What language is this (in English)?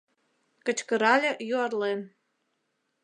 Mari